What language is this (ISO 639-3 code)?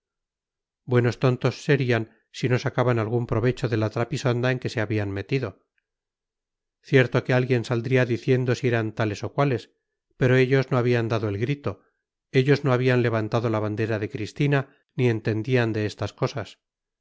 spa